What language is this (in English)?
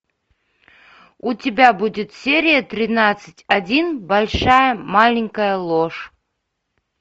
Russian